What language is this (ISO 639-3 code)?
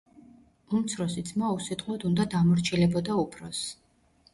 kat